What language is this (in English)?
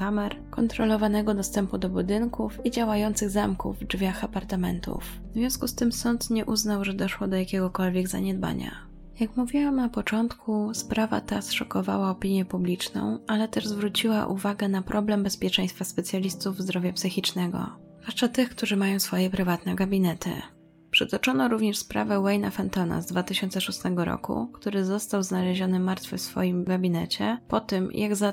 Polish